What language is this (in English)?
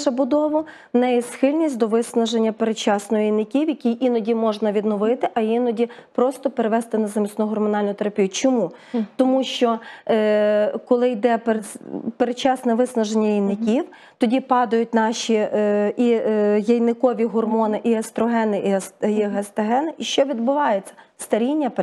Ukrainian